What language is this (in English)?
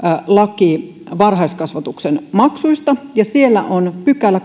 Finnish